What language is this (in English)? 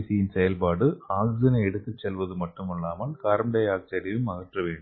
Tamil